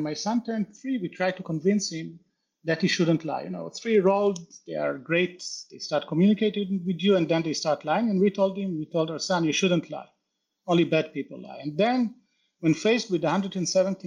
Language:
English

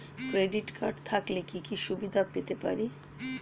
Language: Bangla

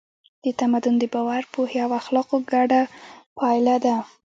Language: Pashto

